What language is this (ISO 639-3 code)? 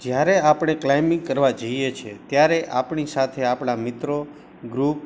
guj